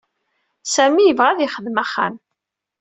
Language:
Kabyle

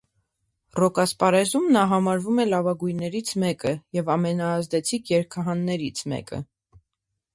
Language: Armenian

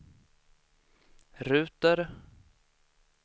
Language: Swedish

